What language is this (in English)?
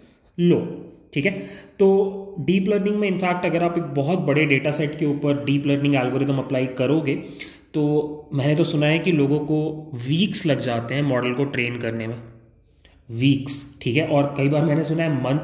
Hindi